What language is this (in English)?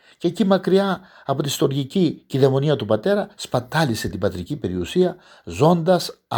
Greek